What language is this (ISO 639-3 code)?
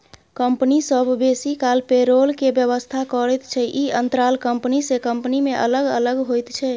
mai